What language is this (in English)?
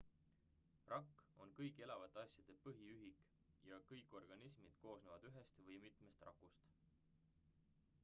Estonian